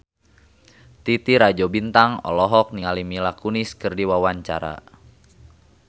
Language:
Sundanese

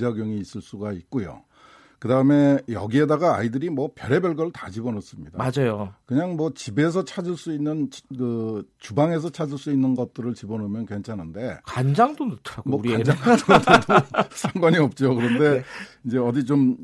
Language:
Korean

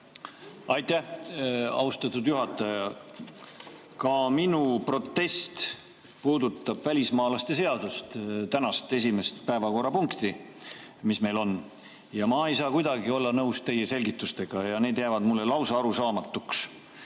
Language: Estonian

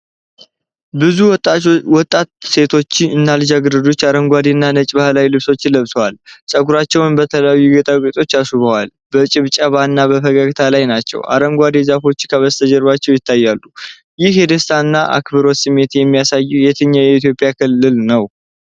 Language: Amharic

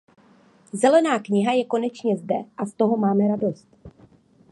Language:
Czech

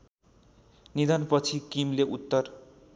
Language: Nepali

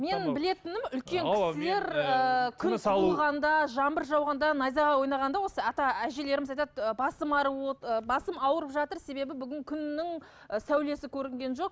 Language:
Kazakh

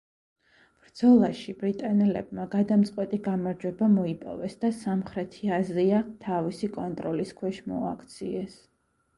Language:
Georgian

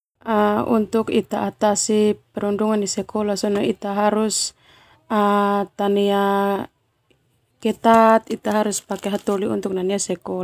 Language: Termanu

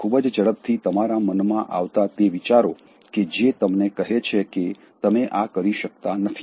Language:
Gujarati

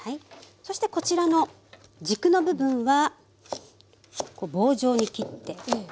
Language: Japanese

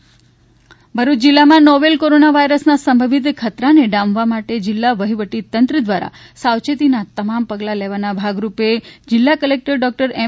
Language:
Gujarati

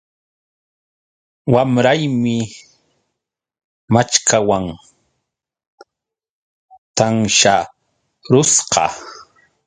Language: Yauyos Quechua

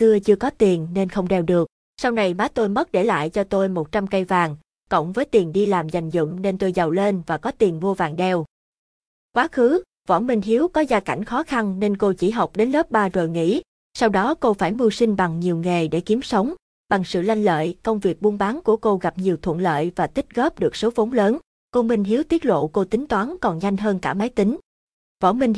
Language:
Vietnamese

